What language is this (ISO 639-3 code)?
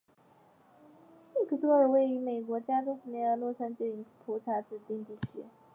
zho